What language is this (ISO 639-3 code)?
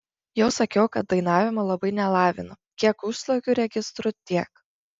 lit